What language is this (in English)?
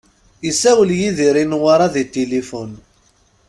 Kabyle